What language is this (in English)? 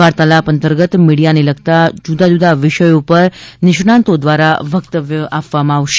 Gujarati